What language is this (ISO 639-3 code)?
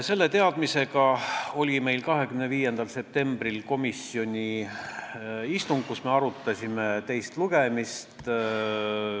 est